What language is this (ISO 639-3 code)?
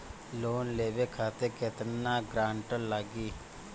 bho